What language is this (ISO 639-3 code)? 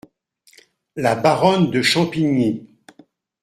fra